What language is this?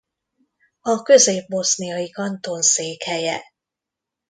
Hungarian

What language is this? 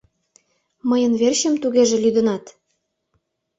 Mari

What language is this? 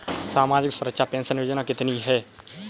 Hindi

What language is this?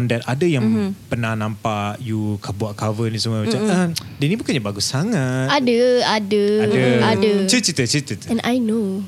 Malay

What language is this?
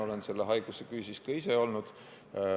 Estonian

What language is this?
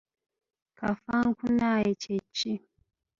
Ganda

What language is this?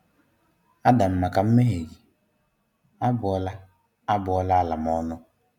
Igbo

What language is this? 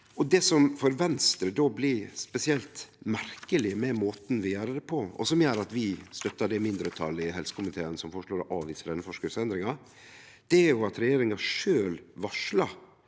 Norwegian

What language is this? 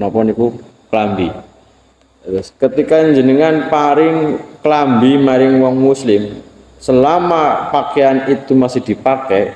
Indonesian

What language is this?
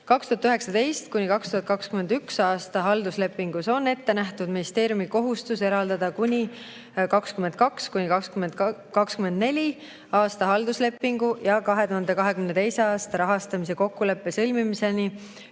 Estonian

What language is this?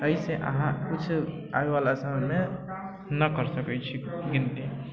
Maithili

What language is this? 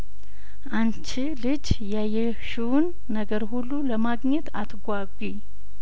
Amharic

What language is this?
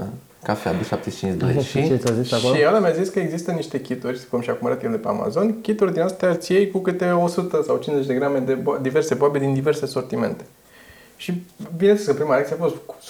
Romanian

